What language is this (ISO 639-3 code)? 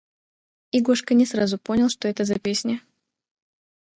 rus